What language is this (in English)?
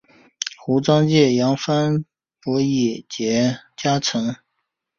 Chinese